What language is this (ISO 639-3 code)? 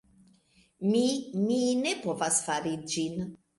epo